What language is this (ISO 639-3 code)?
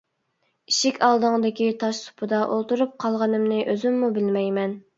uig